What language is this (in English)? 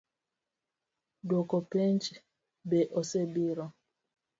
Luo (Kenya and Tanzania)